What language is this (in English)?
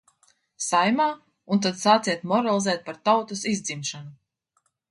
Latvian